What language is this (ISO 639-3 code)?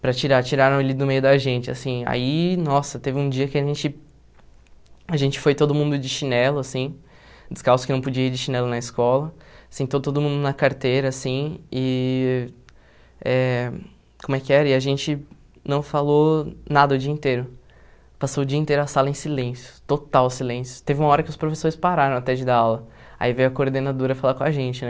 por